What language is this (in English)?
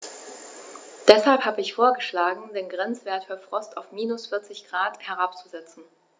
German